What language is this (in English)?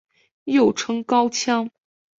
Chinese